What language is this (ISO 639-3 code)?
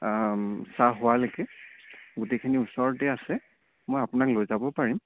asm